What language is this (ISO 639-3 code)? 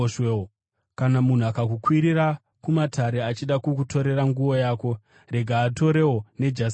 sna